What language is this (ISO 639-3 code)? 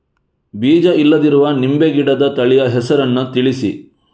kan